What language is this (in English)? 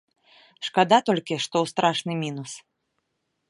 Belarusian